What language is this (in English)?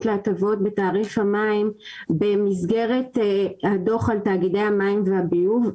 Hebrew